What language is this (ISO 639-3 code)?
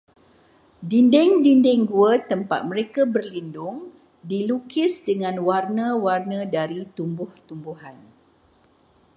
msa